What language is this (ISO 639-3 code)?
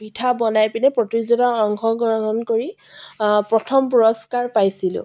asm